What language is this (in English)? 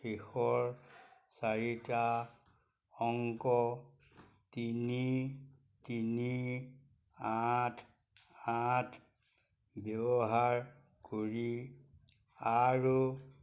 Assamese